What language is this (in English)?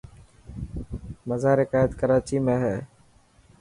Dhatki